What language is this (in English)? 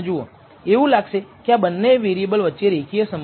Gujarati